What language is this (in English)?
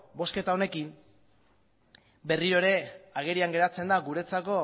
Basque